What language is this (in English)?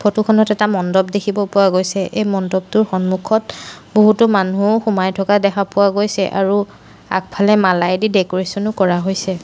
Assamese